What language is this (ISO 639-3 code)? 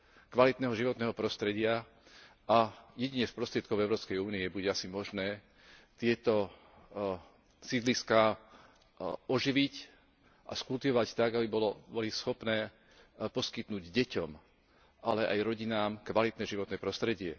slk